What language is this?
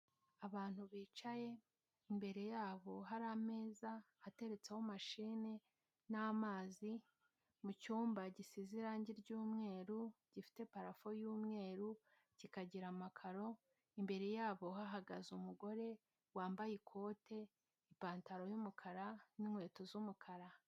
Kinyarwanda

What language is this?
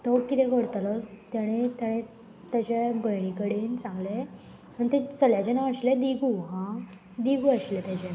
Konkani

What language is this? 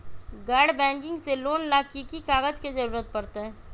Magahi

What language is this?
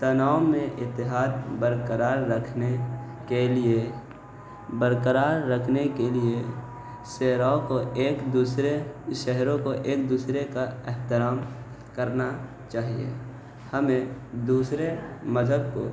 Urdu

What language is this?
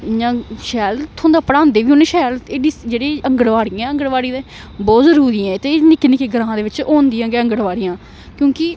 Dogri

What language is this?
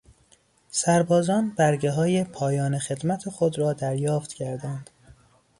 Persian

